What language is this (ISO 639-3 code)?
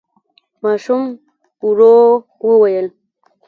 pus